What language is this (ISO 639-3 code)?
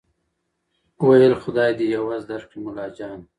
pus